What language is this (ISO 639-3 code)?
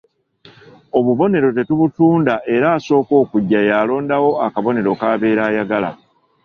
lug